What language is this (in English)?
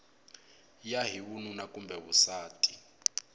Tsonga